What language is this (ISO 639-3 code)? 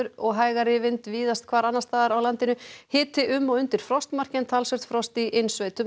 isl